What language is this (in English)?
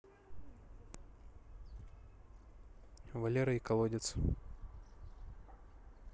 Russian